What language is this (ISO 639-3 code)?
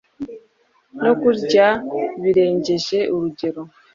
kin